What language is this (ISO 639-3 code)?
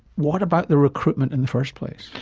eng